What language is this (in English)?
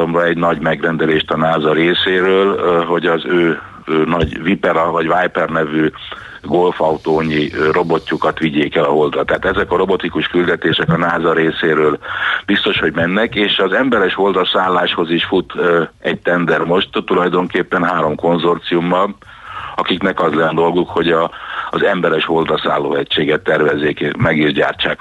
Hungarian